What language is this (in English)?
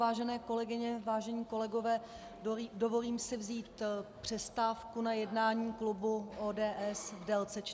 Czech